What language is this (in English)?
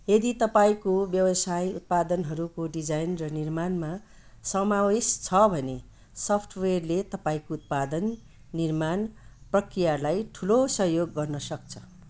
Nepali